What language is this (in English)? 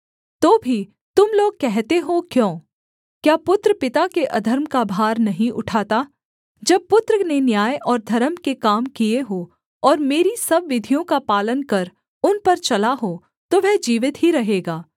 Hindi